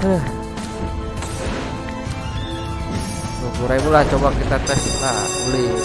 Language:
Indonesian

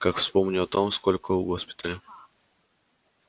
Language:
Russian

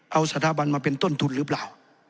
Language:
Thai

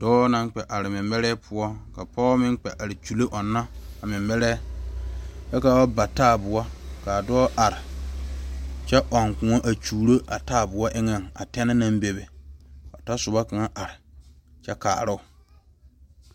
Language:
Southern Dagaare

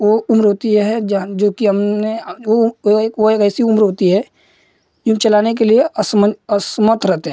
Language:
Hindi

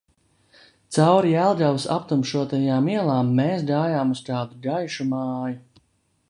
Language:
Latvian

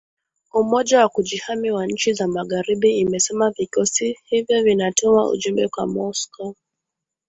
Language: Swahili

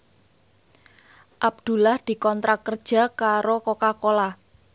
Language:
Javanese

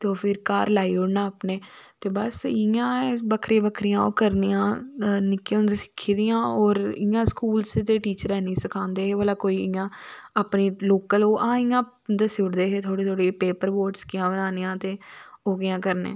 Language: Dogri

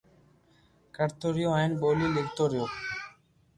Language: Loarki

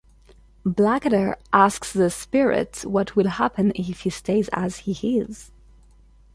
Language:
English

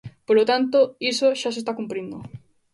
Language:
Galician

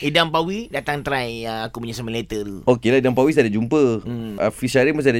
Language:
Malay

